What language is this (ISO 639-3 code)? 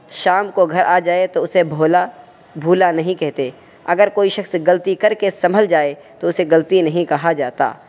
urd